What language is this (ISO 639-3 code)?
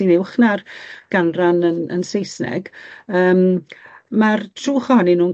cym